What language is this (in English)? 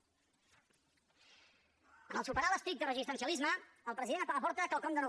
Catalan